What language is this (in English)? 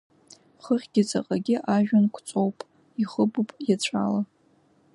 Abkhazian